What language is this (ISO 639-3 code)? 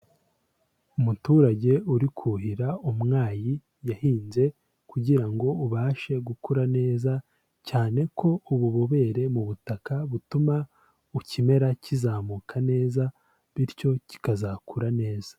kin